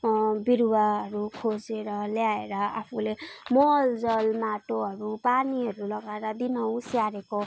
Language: Nepali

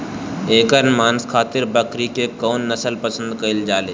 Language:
Bhojpuri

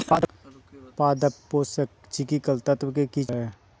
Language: Magahi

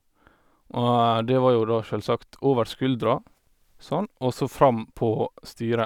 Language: Norwegian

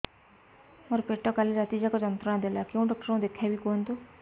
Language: Odia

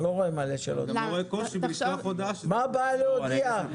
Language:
Hebrew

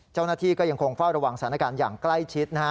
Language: Thai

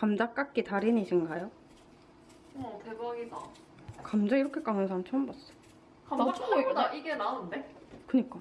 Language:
Korean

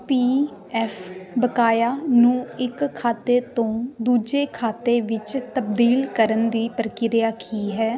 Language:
Punjabi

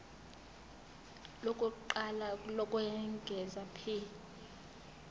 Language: Zulu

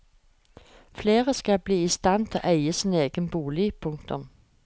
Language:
Norwegian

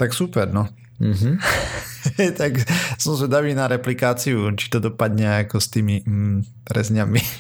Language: Slovak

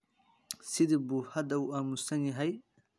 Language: Somali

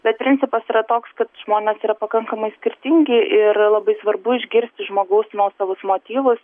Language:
Lithuanian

